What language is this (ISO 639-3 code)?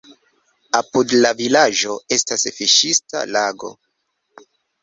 epo